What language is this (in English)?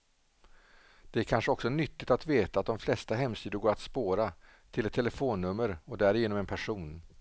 Swedish